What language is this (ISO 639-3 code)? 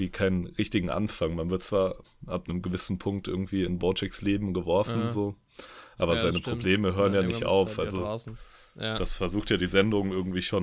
deu